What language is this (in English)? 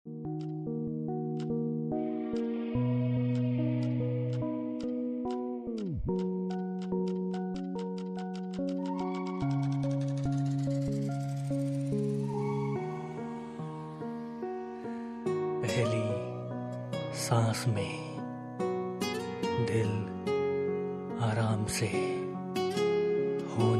Hindi